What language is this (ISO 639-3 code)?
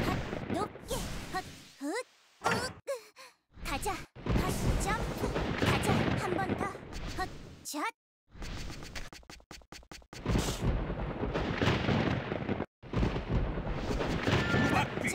kor